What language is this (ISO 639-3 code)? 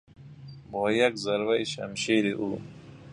fas